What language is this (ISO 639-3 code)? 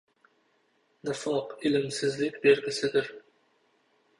uzb